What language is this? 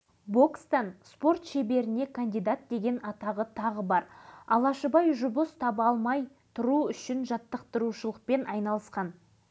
Kazakh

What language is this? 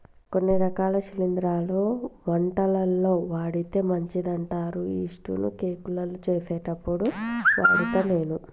Telugu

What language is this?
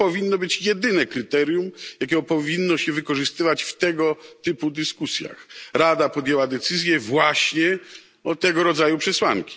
Polish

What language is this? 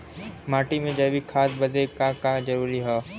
Bhojpuri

